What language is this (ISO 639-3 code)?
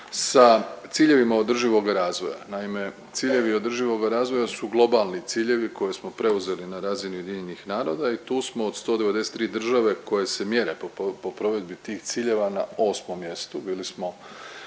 hrv